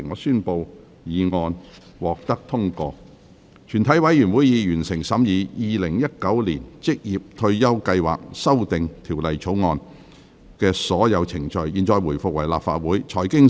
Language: Cantonese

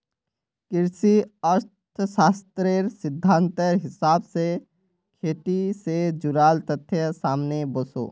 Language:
Magahi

